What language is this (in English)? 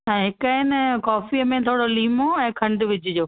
Sindhi